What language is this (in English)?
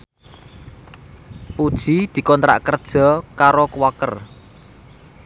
Javanese